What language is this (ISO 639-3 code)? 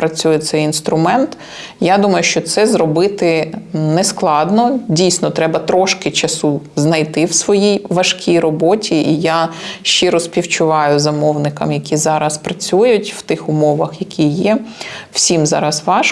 ukr